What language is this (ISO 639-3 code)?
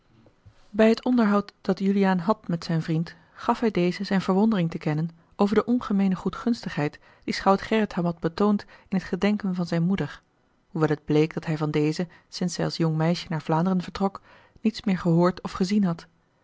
nld